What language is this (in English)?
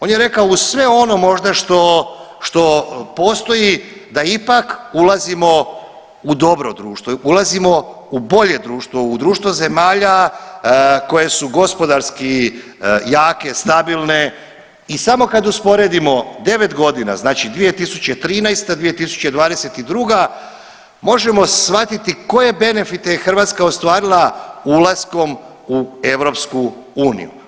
Croatian